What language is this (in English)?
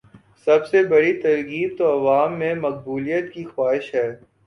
Urdu